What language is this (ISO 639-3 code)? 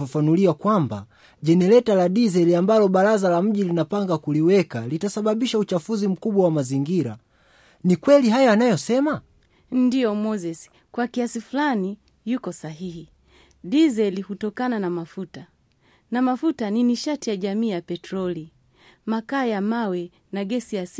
swa